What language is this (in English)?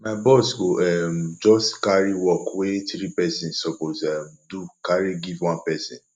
Nigerian Pidgin